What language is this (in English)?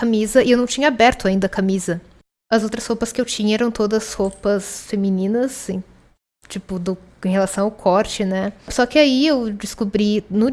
Portuguese